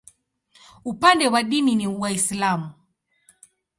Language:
Swahili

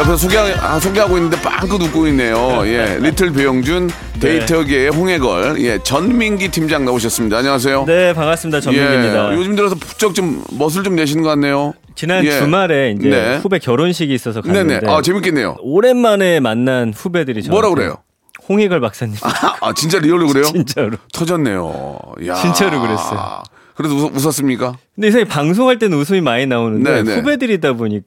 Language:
Korean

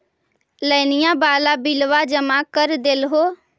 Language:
Magahi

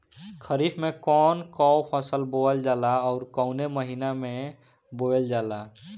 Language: Bhojpuri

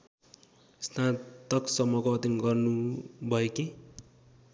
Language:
Nepali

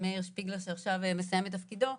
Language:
Hebrew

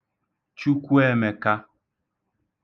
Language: Igbo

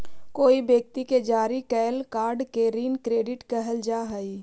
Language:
Magahi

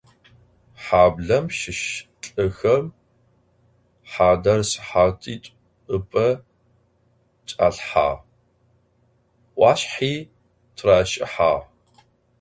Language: Adyghe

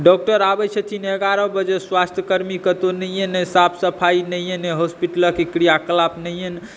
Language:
Maithili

